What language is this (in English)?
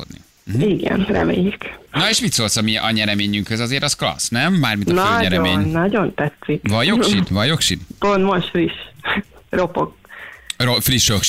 Hungarian